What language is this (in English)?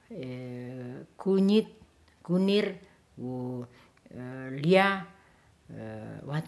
Ratahan